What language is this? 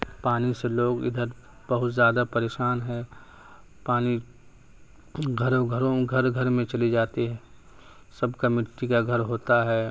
Urdu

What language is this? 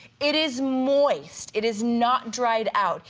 English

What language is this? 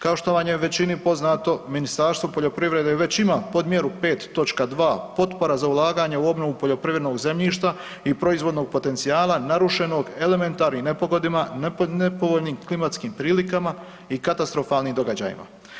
Croatian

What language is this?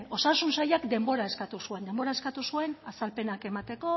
Basque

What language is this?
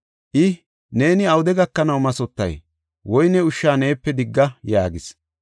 Gofa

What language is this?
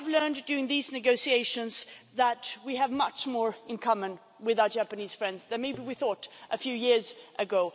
English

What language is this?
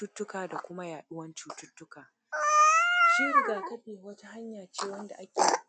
Hausa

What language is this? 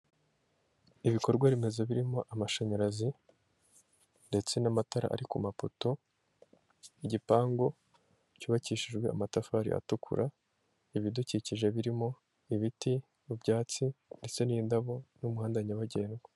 Kinyarwanda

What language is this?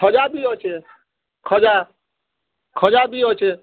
Odia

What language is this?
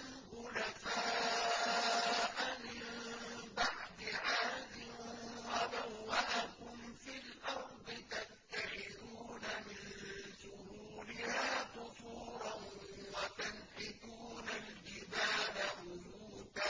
Arabic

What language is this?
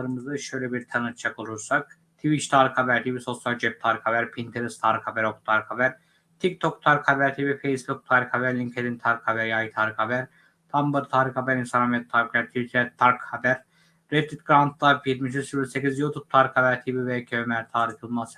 Turkish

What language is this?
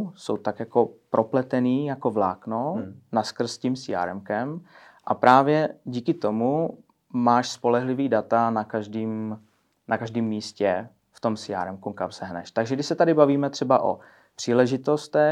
Czech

